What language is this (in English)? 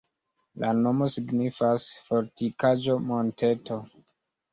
Esperanto